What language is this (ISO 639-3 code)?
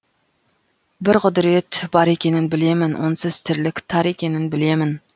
kaz